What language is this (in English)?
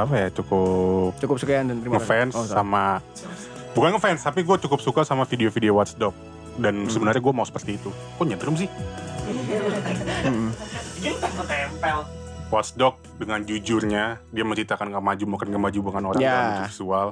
Indonesian